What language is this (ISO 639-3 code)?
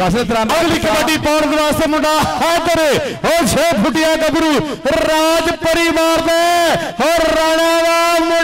pan